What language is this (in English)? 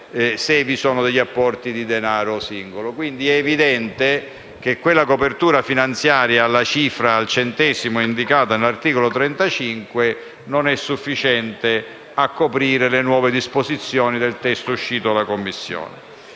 Italian